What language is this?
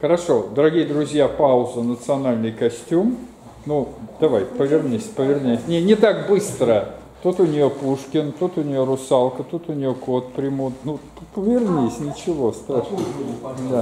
Russian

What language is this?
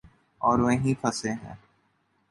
Urdu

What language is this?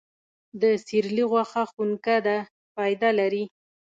Pashto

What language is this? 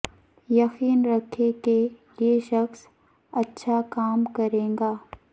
Urdu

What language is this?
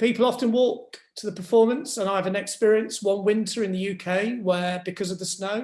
English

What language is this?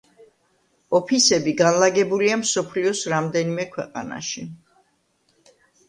Georgian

